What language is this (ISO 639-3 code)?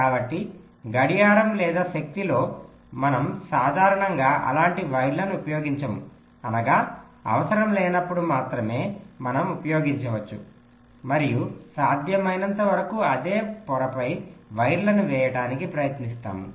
tel